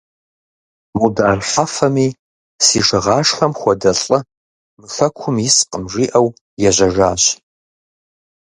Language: Kabardian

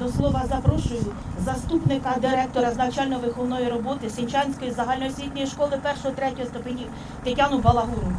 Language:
Ukrainian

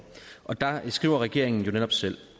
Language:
Danish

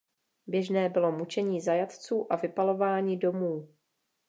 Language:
Czech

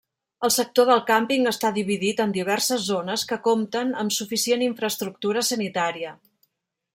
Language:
Catalan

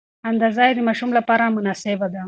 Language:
Pashto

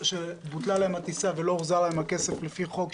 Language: Hebrew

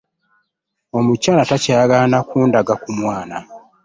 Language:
Ganda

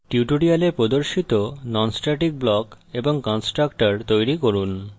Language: Bangla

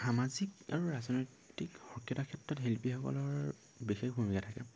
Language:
Assamese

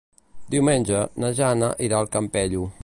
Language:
Catalan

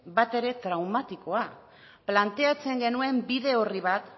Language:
Basque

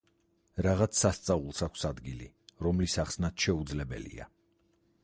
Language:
Georgian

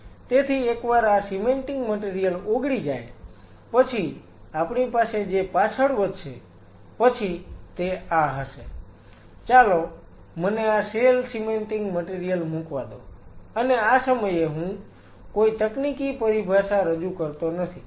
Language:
Gujarati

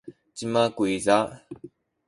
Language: Sakizaya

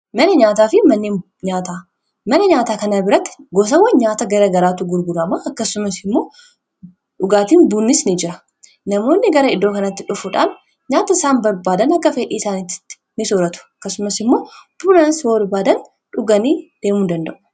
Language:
Oromo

